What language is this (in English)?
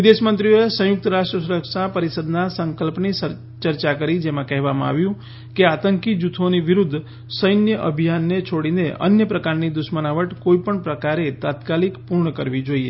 Gujarati